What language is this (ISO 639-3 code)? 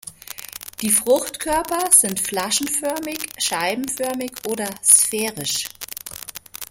deu